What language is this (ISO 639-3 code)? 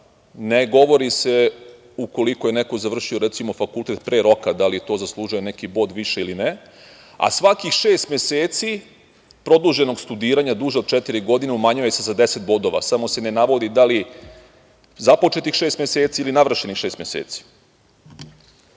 srp